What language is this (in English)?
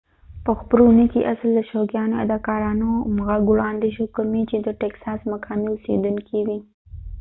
Pashto